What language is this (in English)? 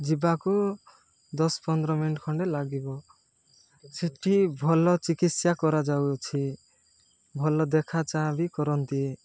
Odia